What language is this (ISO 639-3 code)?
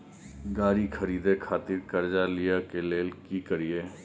mai